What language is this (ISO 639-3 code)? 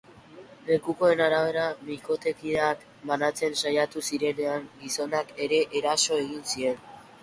eus